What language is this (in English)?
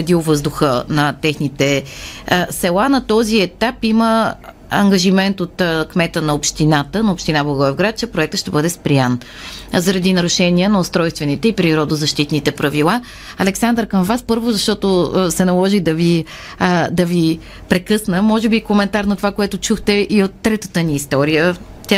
Bulgarian